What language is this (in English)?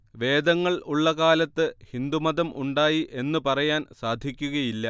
Malayalam